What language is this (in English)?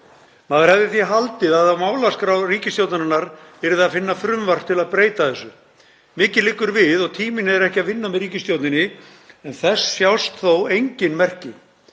Icelandic